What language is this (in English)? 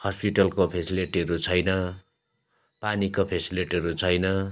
Nepali